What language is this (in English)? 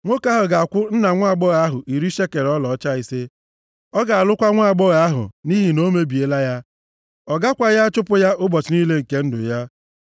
Igbo